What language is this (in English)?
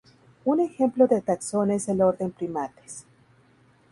Spanish